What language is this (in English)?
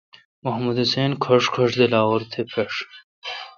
Kalkoti